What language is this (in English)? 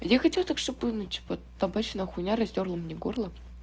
Russian